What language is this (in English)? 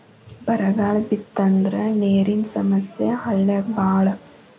Kannada